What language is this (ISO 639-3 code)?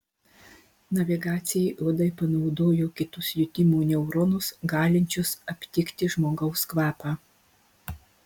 lit